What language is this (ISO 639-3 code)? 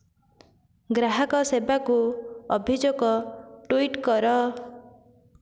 ori